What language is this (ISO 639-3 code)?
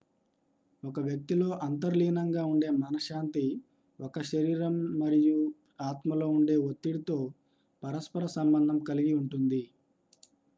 tel